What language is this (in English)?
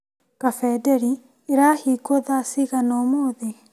Kikuyu